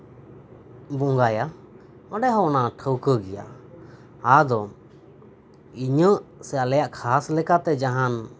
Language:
Santali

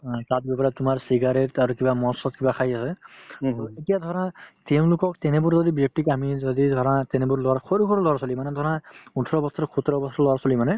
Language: Assamese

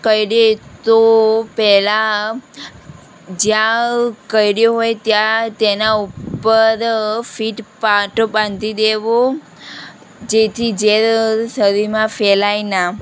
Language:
Gujarati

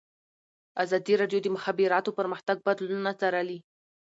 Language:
Pashto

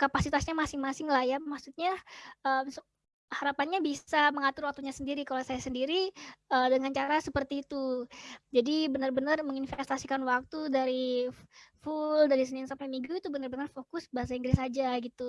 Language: Indonesian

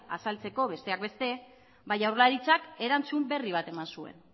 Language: Basque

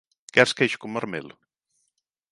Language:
Galician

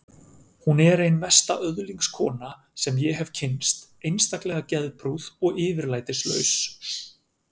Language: Icelandic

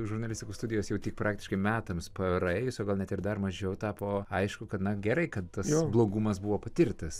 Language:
Lithuanian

